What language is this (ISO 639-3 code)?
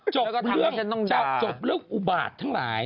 tha